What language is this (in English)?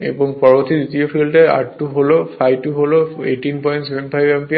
Bangla